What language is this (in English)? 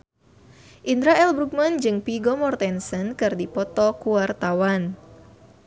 Sundanese